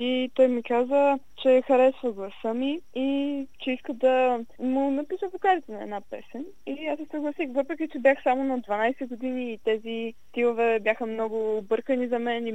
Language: Bulgarian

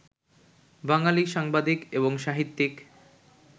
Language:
Bangla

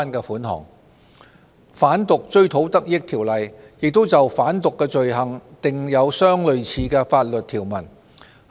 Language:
Cantonese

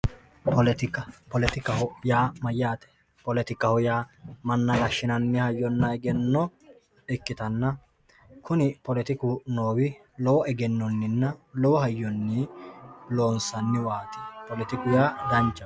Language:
Sidamo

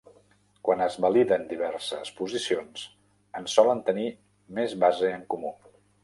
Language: Catalan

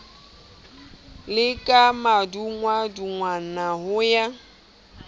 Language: Southern Sotho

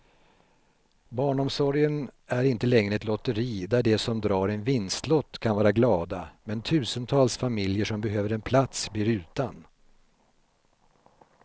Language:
Swedish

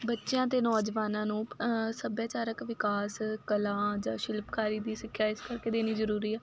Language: Punjabi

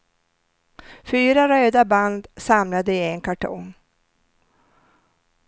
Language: Swedish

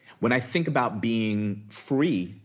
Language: English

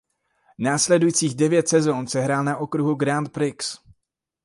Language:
Czech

